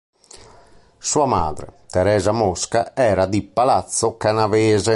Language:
Italian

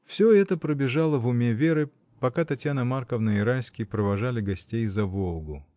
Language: Russian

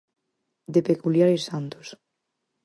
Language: Galician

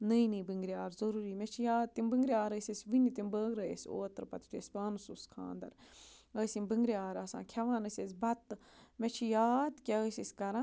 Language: Kashmiri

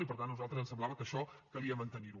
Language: Catalan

